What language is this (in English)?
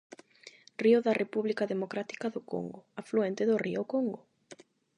Galician